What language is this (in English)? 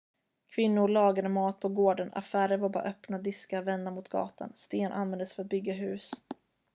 Swedish